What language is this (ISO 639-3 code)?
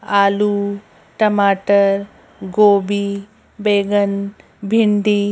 hin